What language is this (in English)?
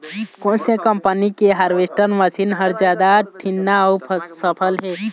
Chhattisgarhi